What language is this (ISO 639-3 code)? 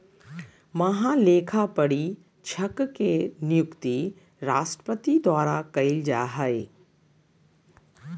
mag